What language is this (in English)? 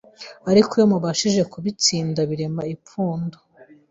Kinyarwanda